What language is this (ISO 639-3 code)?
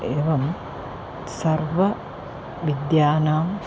san